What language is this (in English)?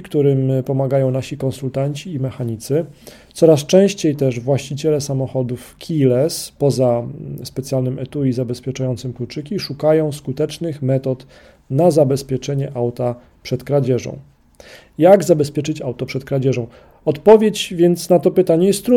Polish